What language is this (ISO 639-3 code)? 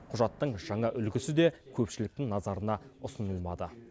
kaz